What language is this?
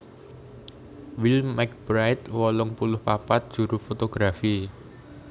Javanese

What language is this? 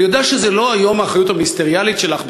Hebrew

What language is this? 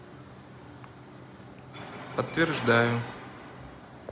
Russian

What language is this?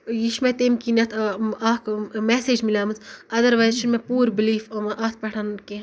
Kashmiri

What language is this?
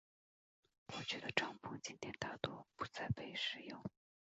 Chinese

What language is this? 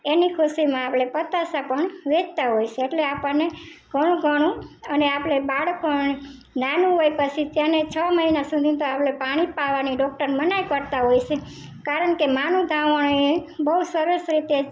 Gujarati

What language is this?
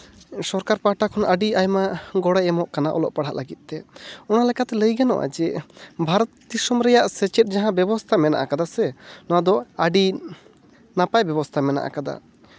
Santali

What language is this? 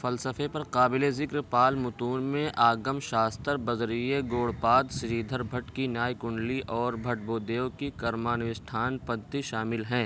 Urdu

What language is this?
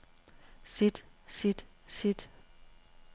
Danish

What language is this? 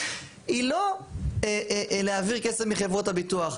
Hebrew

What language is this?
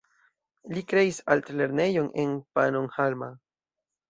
Esperanto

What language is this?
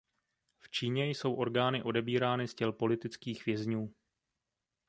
Czech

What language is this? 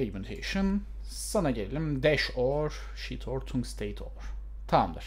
Turkish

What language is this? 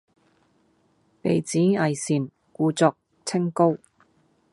Cantonese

